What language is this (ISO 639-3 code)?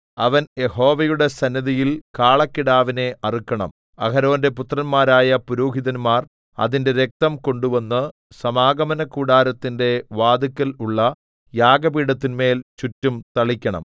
mal